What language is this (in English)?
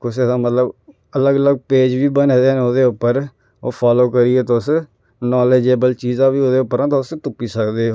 Dogri